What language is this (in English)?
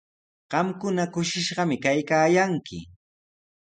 Sihuas Ancash Quechua